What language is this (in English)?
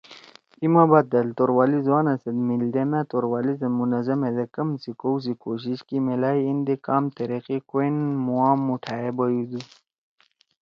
Torwali